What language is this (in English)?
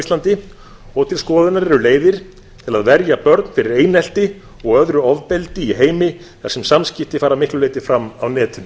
Icelandic